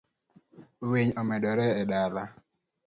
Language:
Luo (Kenya and Tanzania)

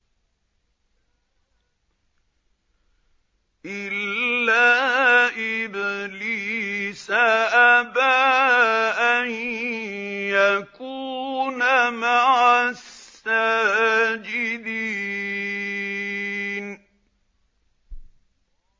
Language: Arabic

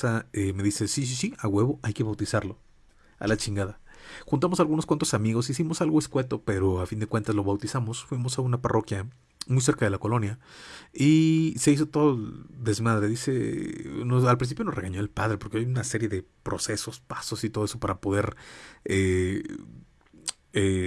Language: Spanish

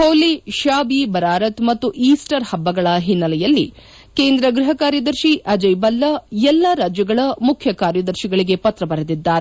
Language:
Kannada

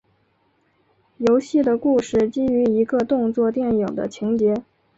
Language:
Chinese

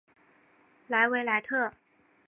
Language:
Chinese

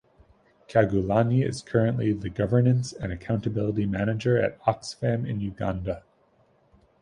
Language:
English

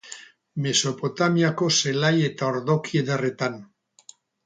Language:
Basque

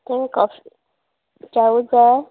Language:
Konkani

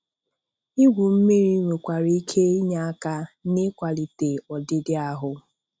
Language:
Igbo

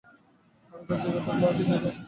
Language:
Bangla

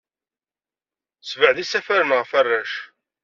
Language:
Kabyle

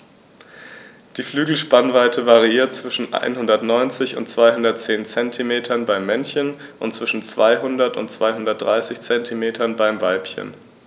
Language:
German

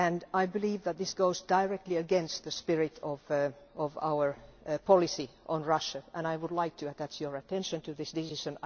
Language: English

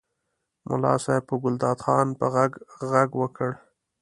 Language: Pashto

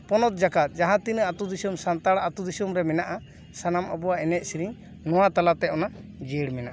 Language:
Santali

